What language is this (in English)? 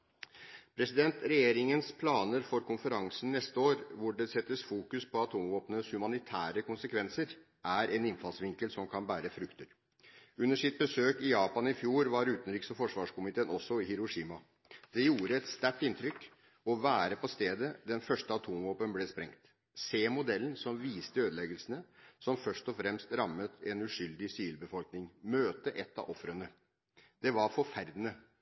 Norwegian Bokmål